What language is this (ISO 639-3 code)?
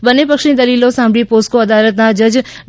guj